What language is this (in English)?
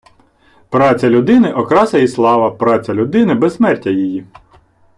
Ukrainian